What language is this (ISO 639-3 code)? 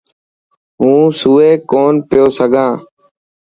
mki